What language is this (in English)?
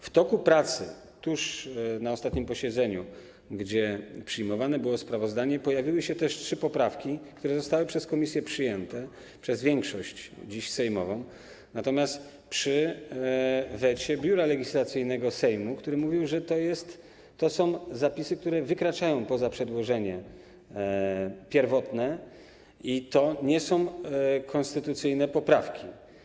Polish